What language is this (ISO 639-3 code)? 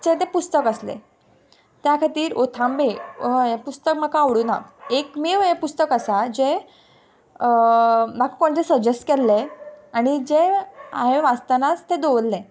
kok